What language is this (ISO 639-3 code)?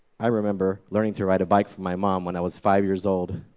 eng